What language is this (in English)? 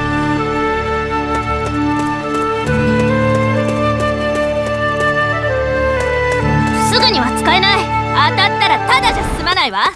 Japanese